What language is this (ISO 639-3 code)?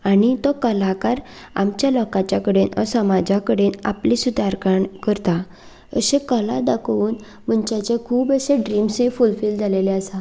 kok